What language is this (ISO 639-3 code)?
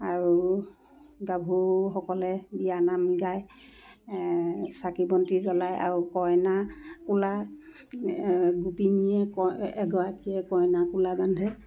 asm